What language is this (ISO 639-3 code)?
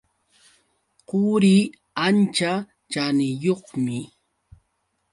qux